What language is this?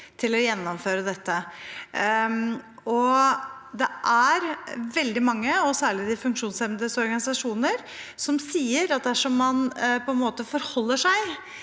Norwegian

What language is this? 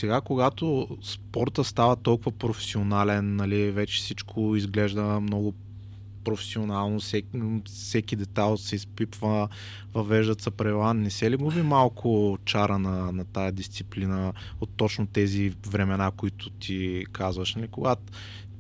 Bulgarian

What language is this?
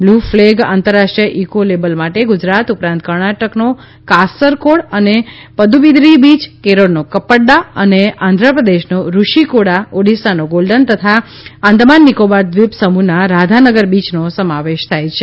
Gujarati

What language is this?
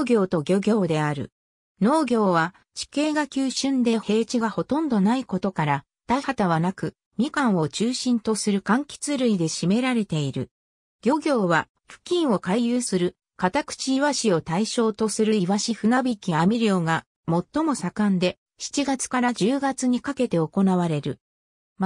Japanese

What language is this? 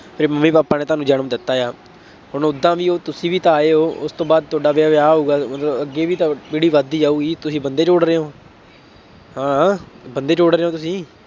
Punjabi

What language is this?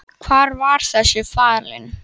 Icelandic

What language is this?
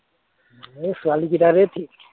Assamese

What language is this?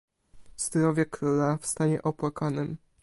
Polish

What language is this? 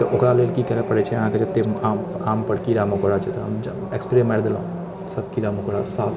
Maithili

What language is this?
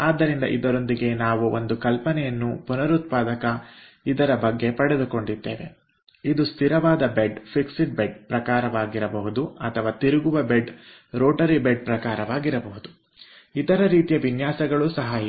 Kannada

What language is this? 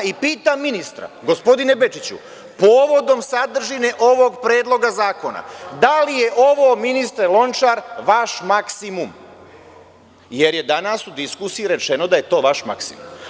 Serbian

